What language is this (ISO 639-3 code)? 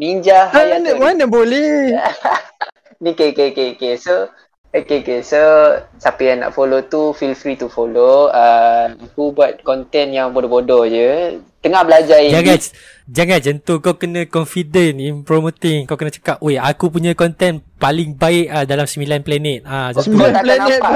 msa